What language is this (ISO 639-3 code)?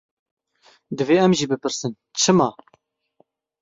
kur